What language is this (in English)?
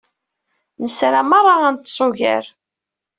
Kabyle